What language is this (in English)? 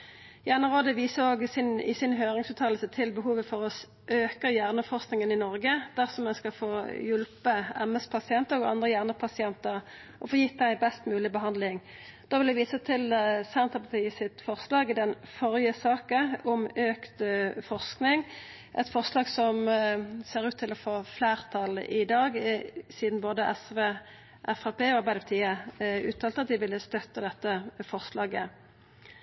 Norwegian Nynorsk